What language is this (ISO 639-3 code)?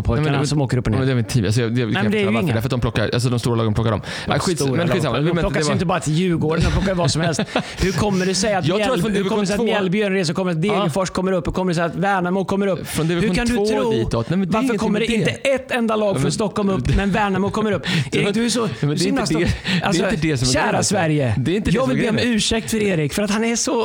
swe